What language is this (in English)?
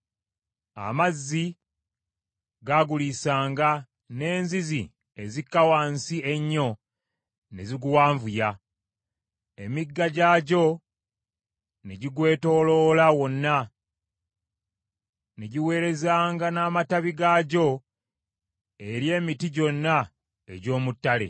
Ganda